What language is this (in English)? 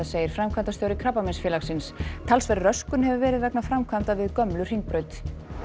Icelandic